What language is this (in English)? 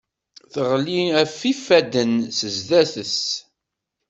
Kabyle